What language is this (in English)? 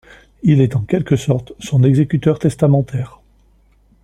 French